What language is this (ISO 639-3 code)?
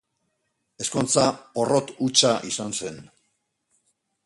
eus